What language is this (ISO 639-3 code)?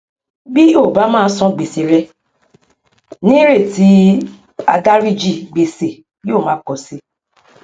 yor